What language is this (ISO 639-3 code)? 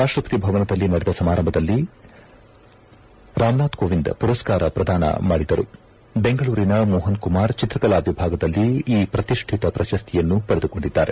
kan